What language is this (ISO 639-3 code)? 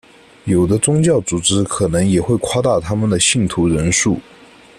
zho